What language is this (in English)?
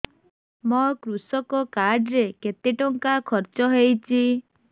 Odia